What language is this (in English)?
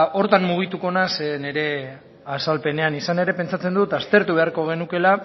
Basque